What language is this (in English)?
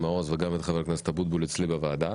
Hebrew